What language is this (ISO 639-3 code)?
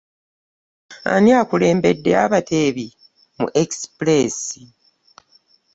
lug